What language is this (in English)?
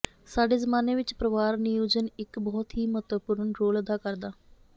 Punjabi